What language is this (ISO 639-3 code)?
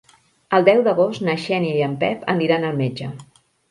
cat